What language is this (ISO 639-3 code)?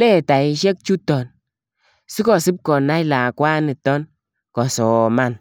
kln